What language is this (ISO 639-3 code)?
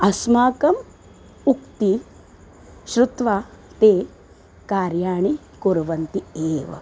san